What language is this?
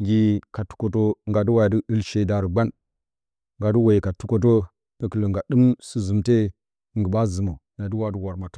Bacama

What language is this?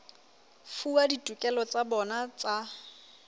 Southern Sotho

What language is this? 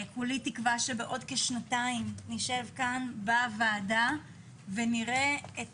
Hebrew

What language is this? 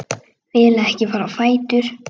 Icelandic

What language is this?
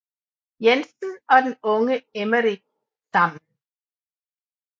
Danish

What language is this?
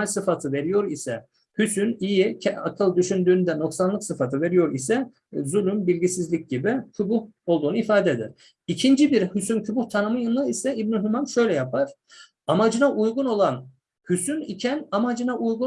Turkish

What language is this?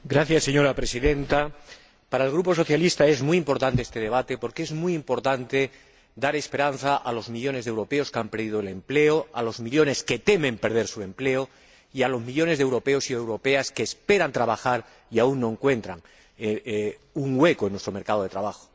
Spanish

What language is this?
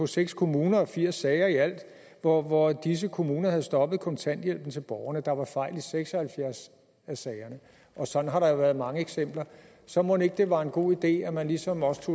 Danish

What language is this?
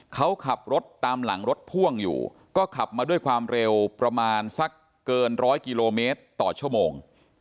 Thai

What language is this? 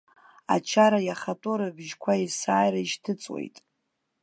Abkhazian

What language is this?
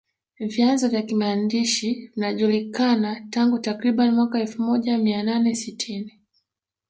Swahili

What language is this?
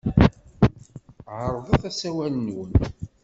Kabyle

